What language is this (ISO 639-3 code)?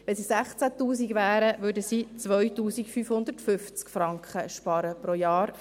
gsw